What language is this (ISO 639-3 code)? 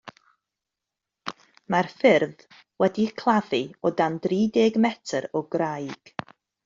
cym